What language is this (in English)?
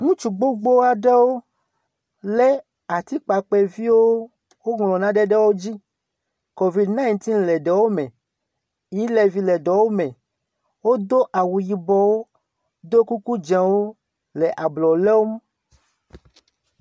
Ewe